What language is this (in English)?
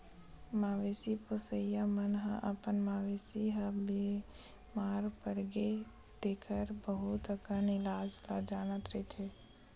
Chhattisgarhi